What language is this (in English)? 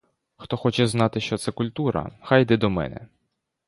Ukrainian